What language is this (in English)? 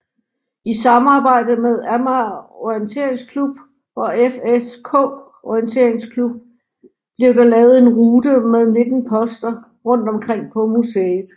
Danish